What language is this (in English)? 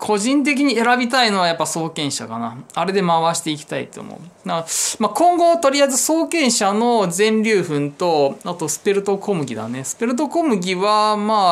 Japanese